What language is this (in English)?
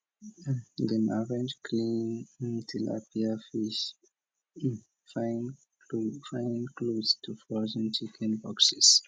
Nigerian Pidgin